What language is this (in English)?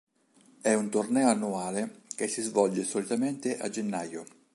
Italian